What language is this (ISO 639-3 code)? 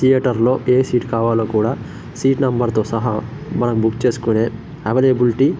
tel